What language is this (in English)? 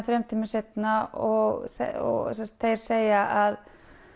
Icelandic